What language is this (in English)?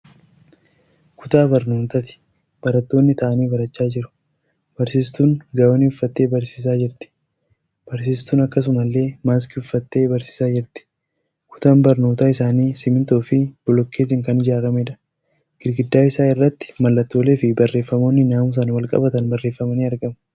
Oromo